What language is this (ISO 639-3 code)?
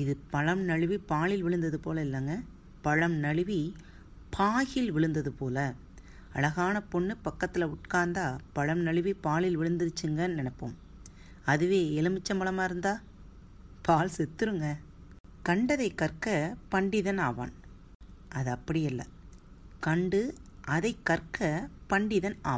tam